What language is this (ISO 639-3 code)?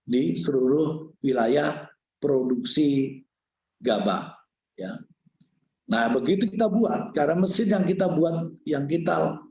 ind